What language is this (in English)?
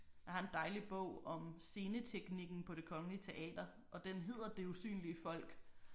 Danish